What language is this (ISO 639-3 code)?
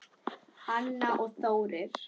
isl